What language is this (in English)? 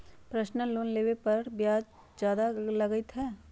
Magahi